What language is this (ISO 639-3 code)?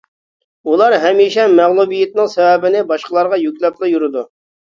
uig